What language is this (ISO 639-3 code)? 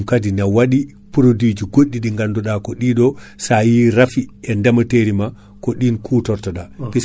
ful